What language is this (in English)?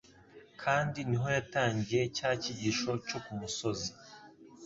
Kinyarwanda